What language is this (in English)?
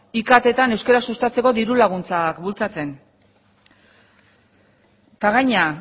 Basque